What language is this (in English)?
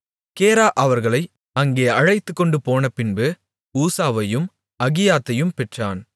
Tamil